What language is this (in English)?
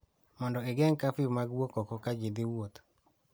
Luo (Kenya and Tanzania)